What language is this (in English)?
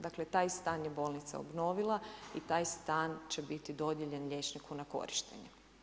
Croatian